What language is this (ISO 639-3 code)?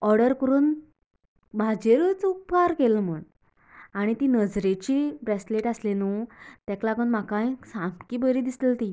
kok